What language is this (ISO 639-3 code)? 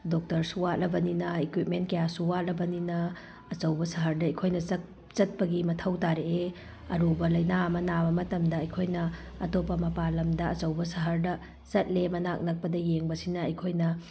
mni